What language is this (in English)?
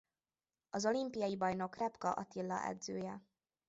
Hungarian